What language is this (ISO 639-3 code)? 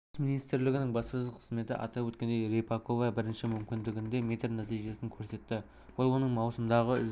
kaz